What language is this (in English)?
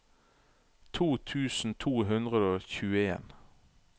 Norwegian